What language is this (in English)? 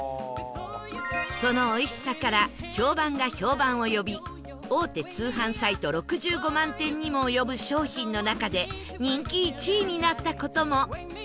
Japanese